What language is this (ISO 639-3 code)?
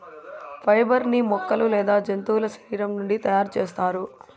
tel